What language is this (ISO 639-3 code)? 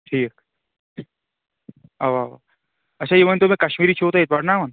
kas